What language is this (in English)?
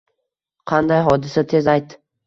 Uzbek